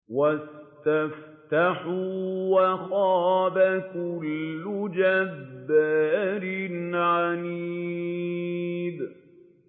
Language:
Arabic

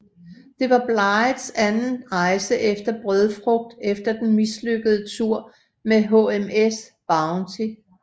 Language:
Danish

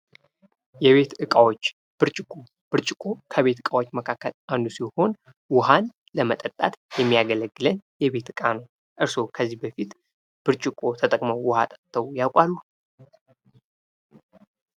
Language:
Amharic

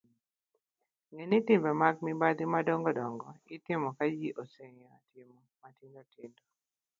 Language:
Luo (Kenya and Tanzania)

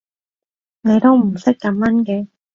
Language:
Cantonese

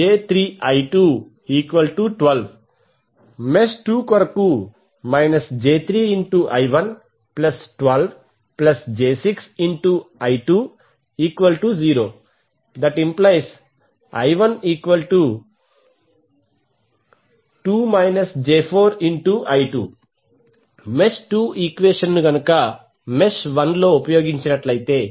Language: Telugu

